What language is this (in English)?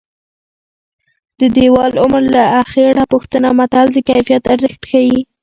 Pashto